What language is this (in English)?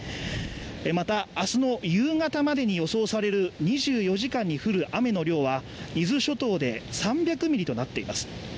Japanese